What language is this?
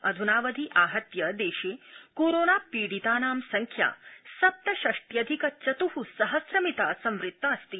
Sanskrit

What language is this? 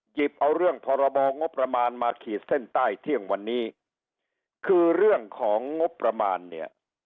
Thai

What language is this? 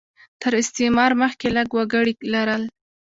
Pashto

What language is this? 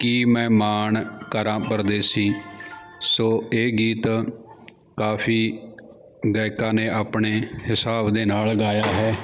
Punjabi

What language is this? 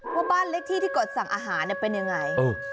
Thai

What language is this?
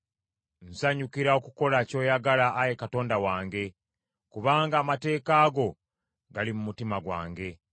Ganda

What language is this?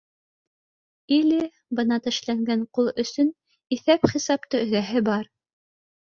Bashkir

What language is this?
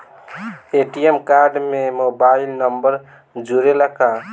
Bhojpuri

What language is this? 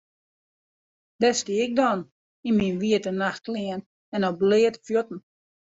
Western Frisian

